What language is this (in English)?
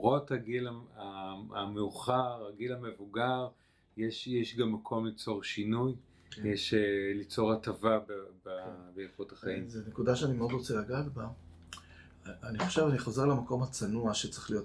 Hebrew